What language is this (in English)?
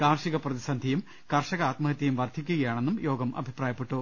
Malayalam